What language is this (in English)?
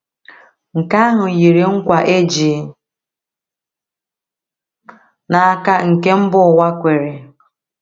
Igbo